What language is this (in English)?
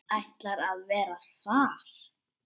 Icelandic